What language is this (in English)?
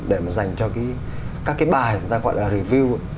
Vietnamese